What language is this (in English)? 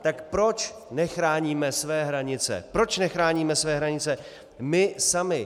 Czech